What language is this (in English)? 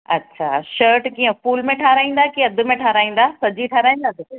Sindhi